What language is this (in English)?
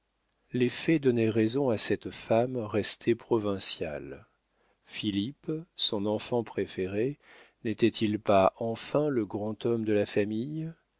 French